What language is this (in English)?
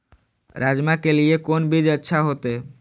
Maithili